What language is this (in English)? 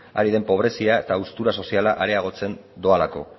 Basque